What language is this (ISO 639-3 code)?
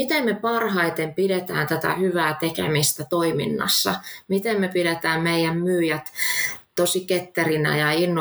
fin